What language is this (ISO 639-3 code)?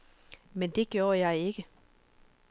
dan